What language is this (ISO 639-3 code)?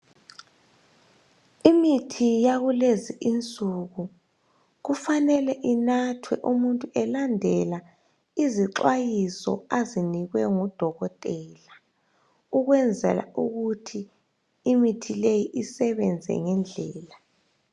nde